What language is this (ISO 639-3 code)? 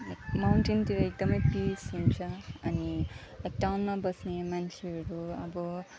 nep